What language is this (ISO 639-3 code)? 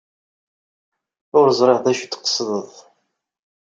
kab